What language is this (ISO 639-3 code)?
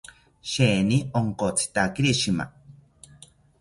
cpy